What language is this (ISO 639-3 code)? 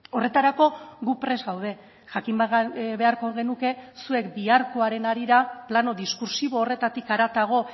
eus